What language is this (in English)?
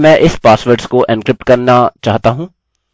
Hindi